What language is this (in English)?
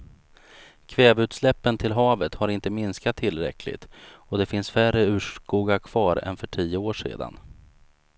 Swedish